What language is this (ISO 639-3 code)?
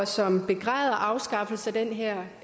dan